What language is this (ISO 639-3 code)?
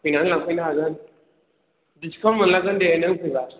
brx